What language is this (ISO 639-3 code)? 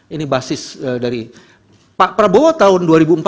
ind